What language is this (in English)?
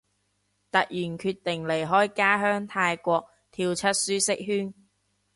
Cantonese